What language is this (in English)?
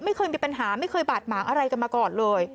Thai